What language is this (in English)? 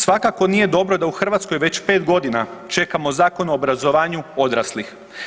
Croatian